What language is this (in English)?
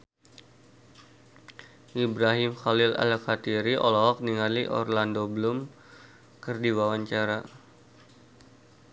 Sundanese